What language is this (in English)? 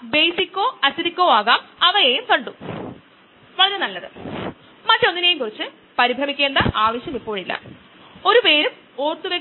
Malayalam